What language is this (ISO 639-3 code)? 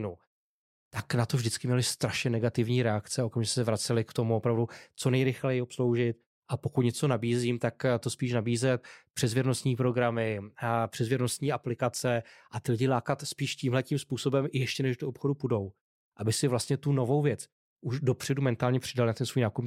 ces